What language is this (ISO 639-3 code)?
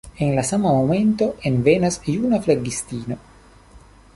epo